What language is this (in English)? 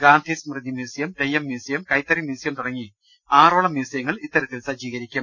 Malayalam